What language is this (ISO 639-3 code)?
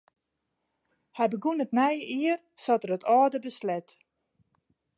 fry